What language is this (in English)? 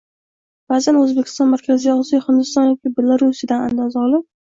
Uzbek